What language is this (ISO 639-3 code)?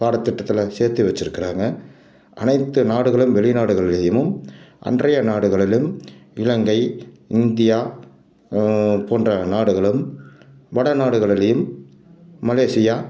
tam